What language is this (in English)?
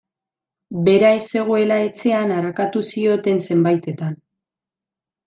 Basque